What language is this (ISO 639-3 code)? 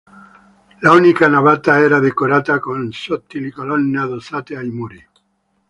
ita